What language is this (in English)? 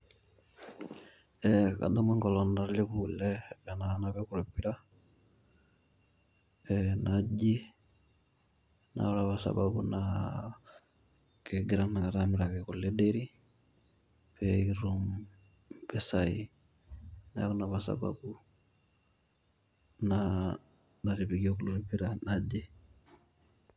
Masai